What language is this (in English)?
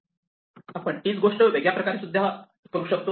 Marathi